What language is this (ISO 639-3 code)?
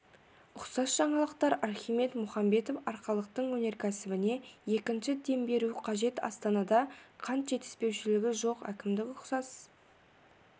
kaz